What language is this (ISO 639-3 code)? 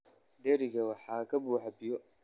som